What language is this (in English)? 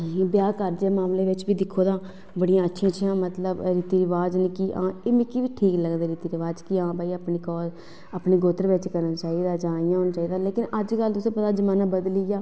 Dogri